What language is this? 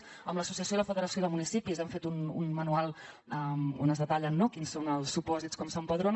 Catalan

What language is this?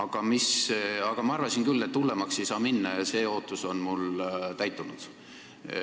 Estonian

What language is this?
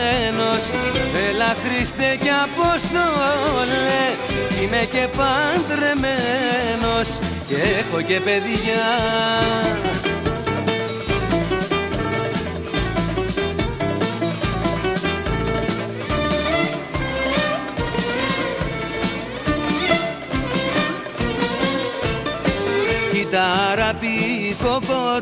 Greek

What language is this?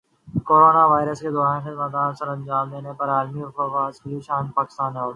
Urdu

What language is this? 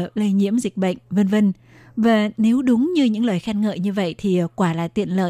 Vietnamese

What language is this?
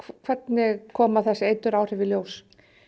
Icelandic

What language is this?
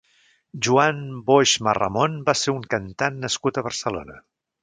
Catalan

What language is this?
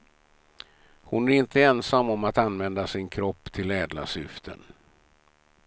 Swedish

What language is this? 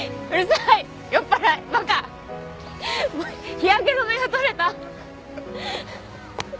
Japanese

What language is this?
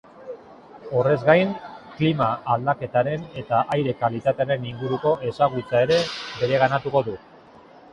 Basque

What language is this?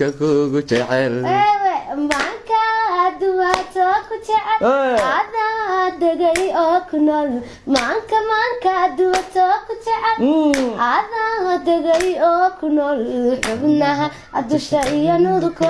Somali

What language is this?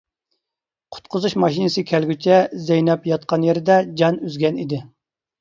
Uyghur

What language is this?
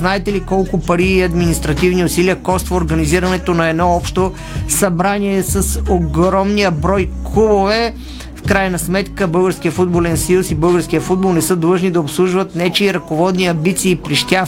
Bulgarian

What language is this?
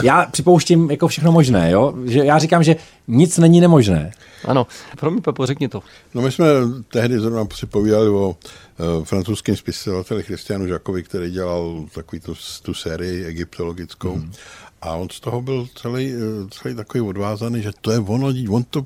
Czech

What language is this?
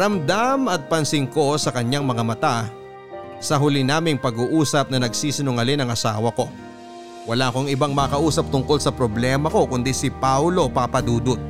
Filipino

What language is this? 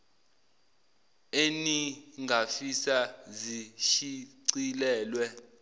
Zulu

